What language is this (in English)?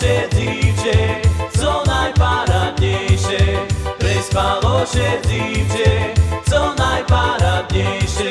Slovak